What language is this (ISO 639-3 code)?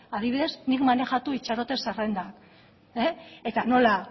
eus